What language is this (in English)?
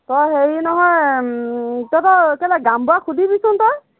Assamese